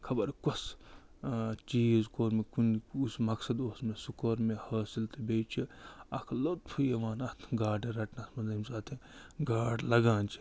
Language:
Kashmiri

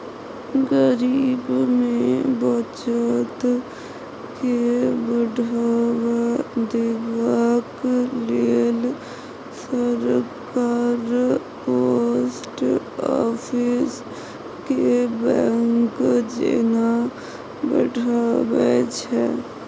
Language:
Maithili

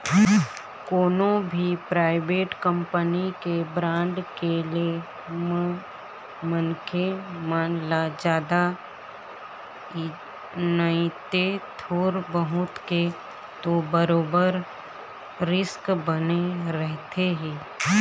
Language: Chhattisgarhi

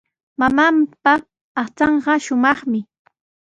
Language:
Sihuas Ancash Quechua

